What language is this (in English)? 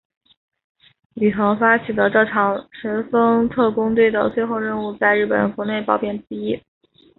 Chinese